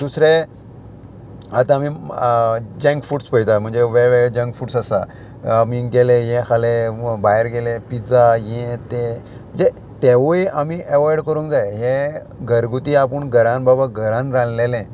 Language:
Konkani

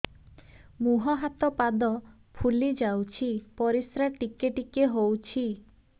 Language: Odia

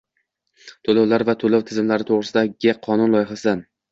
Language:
Uzbek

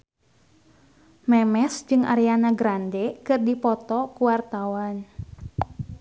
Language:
Sundanese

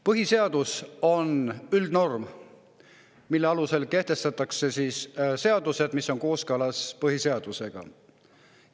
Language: Estonian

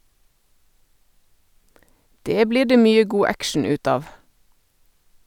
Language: Norwegian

